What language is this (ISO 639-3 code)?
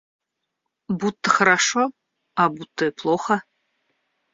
rus